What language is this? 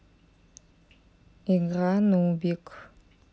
Russian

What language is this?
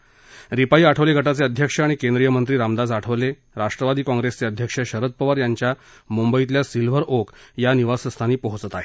Marathi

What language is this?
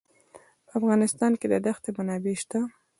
Pashto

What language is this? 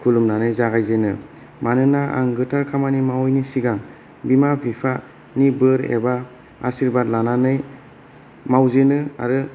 Bodo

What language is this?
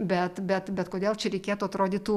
Lithuanian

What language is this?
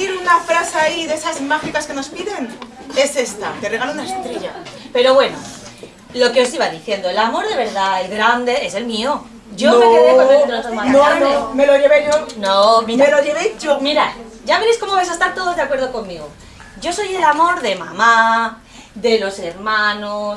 Spanish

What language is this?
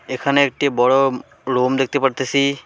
Bangla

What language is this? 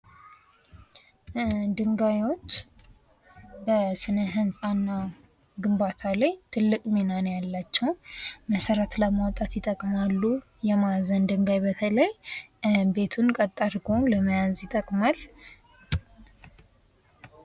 Amharic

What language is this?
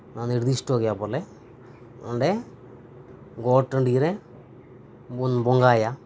Santali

